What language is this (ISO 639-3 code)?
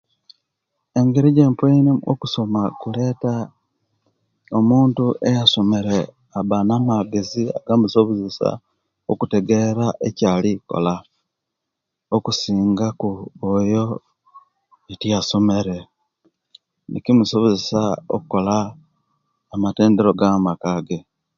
lke